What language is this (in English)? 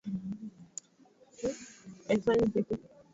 Swahili